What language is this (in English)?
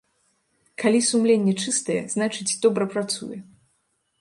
Belarusian